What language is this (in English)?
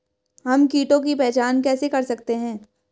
Hindi